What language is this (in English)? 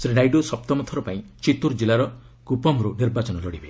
Odia